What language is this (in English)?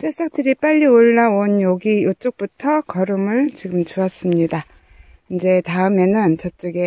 Korean